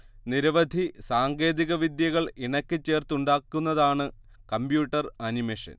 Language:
Malayalam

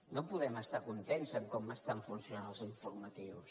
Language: Catalan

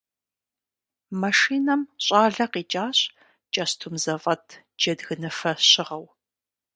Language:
Kabardian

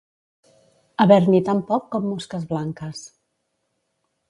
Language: Catalan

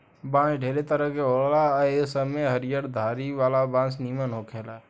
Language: Bhojpuri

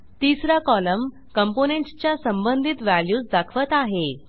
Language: Marathi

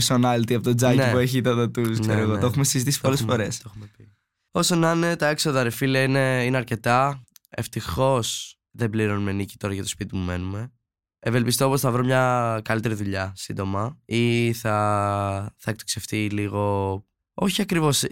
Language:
Greek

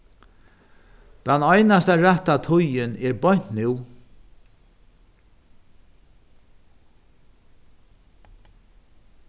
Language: Faroese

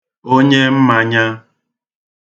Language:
Igbo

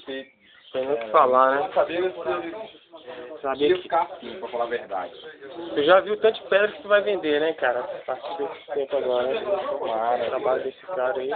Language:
Portuguese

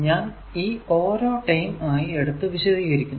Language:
Malayalam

